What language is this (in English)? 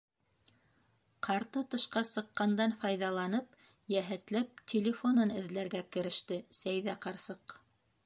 Bashkir